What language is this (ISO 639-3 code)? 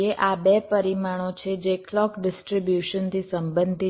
guj